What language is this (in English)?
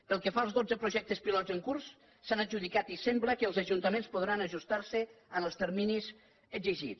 Catalan